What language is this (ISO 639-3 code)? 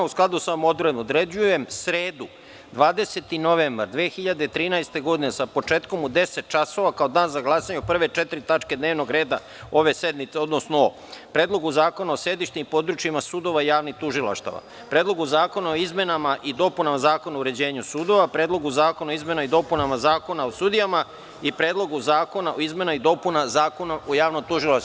srp